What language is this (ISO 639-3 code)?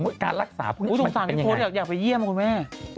tha